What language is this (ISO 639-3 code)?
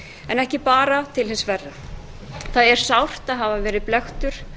isl